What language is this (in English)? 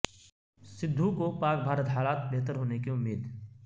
Urdu